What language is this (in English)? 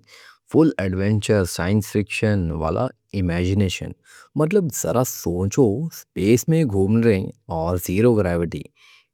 Deccan